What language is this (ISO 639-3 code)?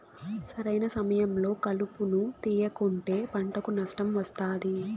tel